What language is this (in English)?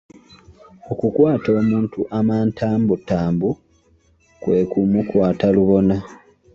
Ganda